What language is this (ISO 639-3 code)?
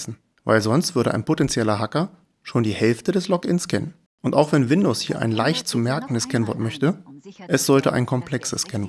deu